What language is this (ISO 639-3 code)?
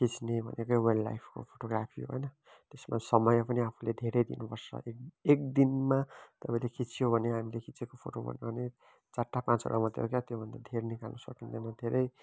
nep